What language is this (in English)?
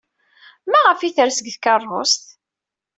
Kabyle